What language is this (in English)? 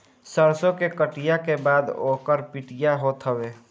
Bhojpuri